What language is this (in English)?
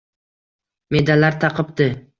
Uzbek